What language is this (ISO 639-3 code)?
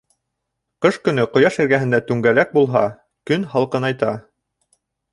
bak